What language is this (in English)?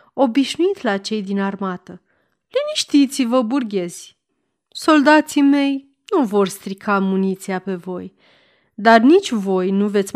Romanian